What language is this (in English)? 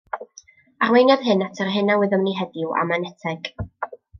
Welsh